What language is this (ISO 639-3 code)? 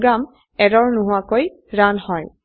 asm